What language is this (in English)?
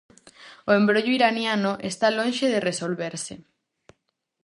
Galician